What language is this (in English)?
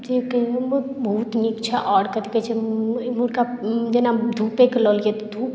Maithili